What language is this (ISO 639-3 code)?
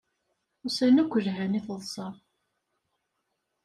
kab